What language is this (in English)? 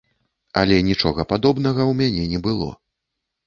Belarusian